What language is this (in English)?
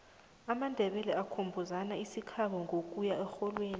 South Ndebele